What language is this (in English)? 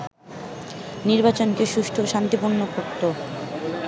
Bangla